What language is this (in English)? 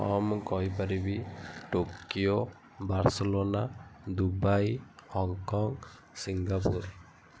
Odia